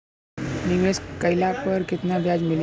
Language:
Bhojpuri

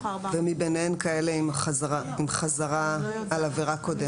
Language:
Hebrew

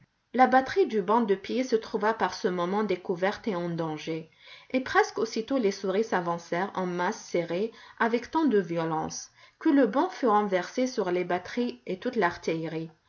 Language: French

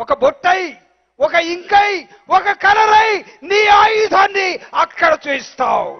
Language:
Telugu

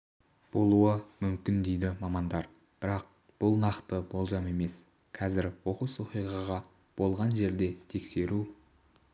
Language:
Kazakh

